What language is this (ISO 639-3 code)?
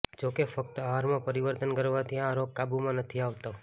guj